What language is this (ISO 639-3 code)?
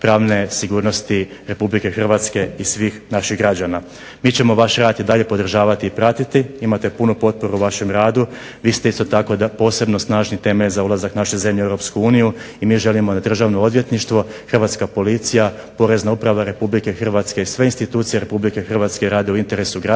hrv